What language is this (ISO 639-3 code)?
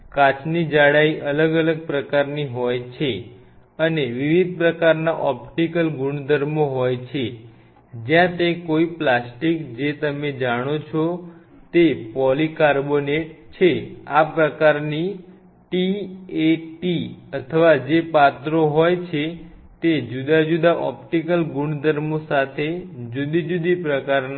guj